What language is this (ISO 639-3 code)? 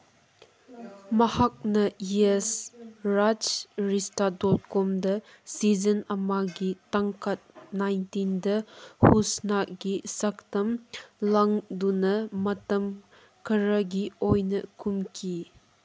mni